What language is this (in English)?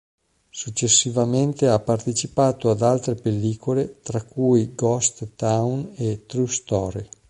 Italian